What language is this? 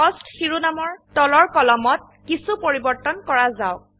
Assamese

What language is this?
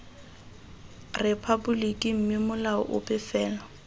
Tswana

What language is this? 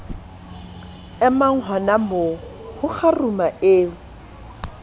Southern Sotho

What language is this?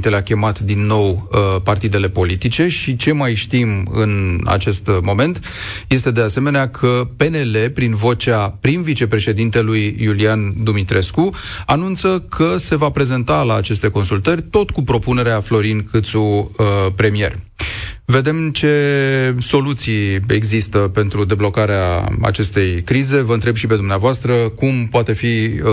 Romanian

